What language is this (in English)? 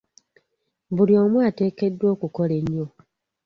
Ganda